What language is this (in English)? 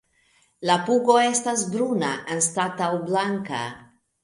Esperanto